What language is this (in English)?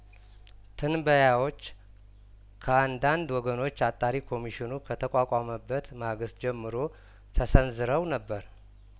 Amharic